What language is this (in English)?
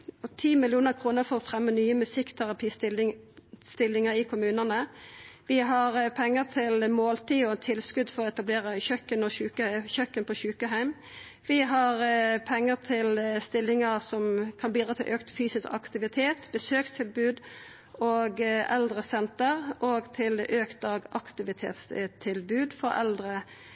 Norwegian Nynorsk